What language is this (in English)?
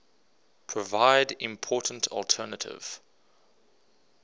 English